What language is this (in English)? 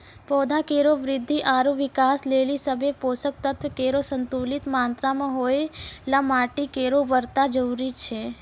Maithili